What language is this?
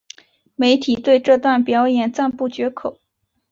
Chinese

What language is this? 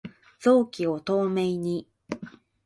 Japanese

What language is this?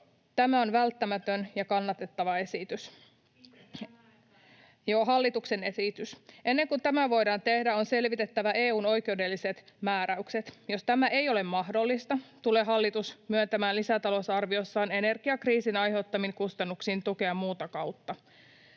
Finnish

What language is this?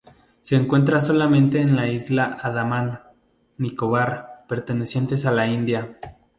Spanish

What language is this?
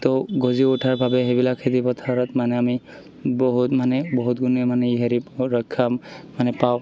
Assamese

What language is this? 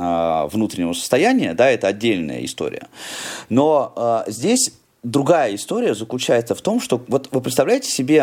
Russian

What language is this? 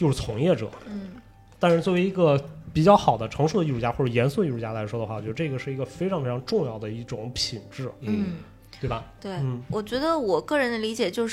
Chinese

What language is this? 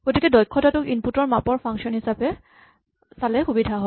Assamese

